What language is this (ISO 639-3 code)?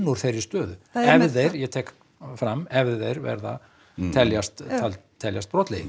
isl